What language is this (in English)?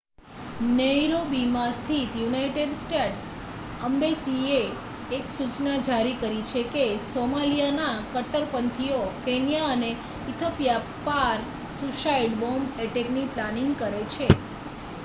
Gujarati